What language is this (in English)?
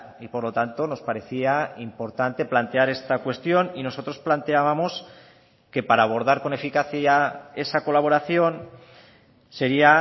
Spanish